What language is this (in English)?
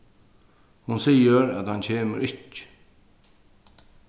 Faroese